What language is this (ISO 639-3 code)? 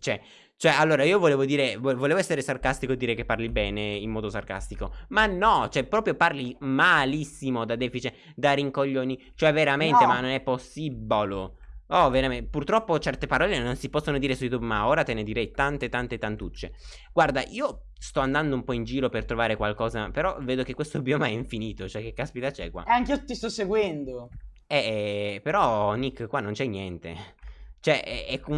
ita